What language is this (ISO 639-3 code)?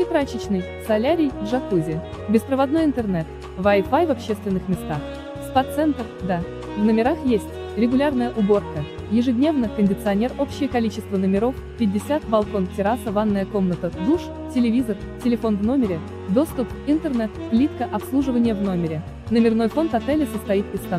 rus